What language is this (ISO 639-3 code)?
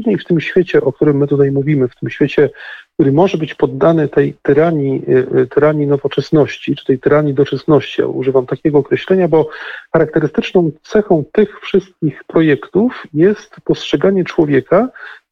pol